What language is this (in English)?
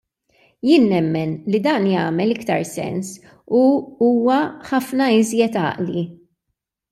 Maltese